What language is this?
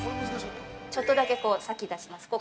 Japanese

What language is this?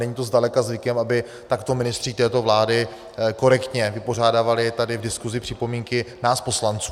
Czech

